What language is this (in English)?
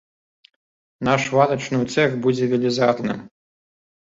Belarusian